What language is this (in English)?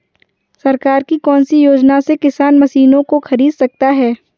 Hindi